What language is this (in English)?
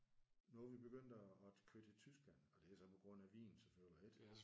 Danish